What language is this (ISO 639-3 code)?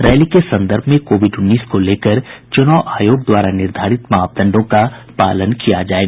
hin